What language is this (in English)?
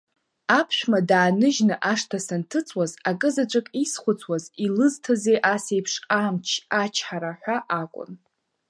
Abkhazian